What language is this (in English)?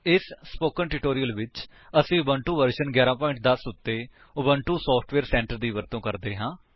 Punjabi